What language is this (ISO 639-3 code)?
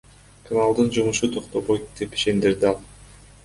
kir